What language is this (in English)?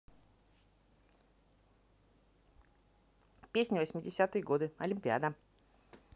Russian